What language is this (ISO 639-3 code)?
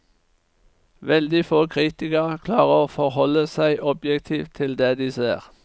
nor